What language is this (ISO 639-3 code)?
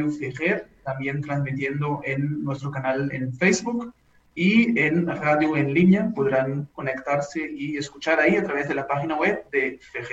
spa